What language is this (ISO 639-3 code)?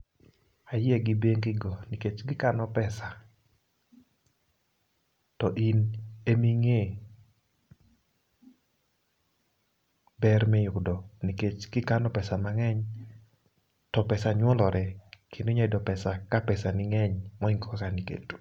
luo